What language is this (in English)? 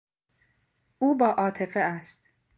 Persian